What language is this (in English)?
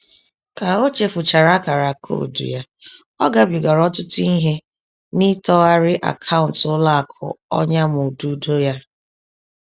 Igbo